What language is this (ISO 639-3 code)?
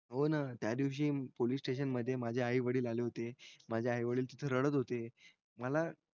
mar